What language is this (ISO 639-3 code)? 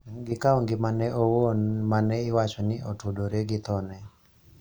luo